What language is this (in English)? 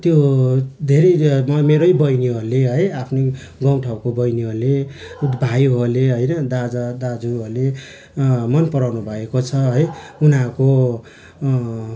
Nepali